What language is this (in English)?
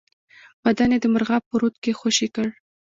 Pashto